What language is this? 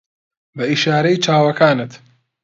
Central Kurdish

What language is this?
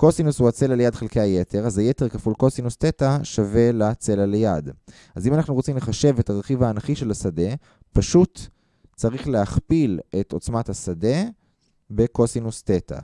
Hebrew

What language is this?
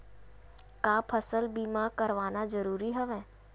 Chhattisgarhi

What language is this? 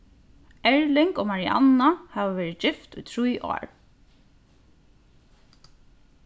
Faroese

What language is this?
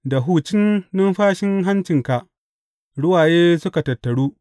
Hausa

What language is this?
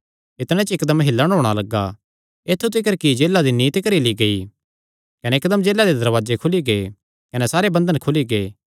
Kangri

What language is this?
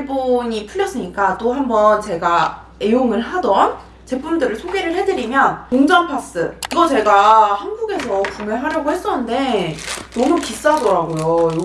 Korean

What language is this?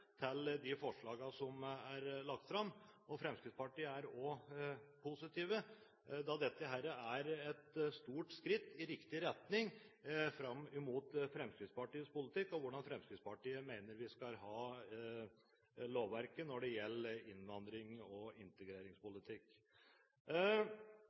Norwegian Bokmål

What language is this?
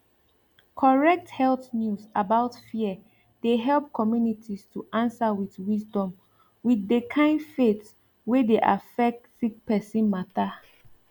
Nigerian Pidgin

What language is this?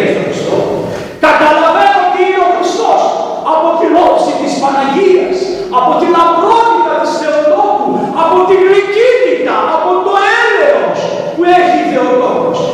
Greek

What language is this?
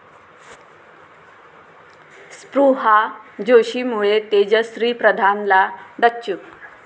Marathi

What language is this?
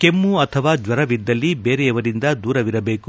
Kannada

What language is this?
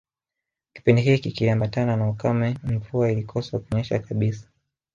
Swahili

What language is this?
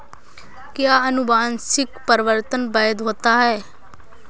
Hindi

